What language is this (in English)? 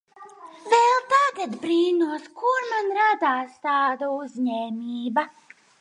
Latvian